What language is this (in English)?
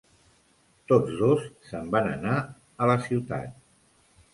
Catalan